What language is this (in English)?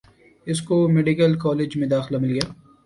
Urdu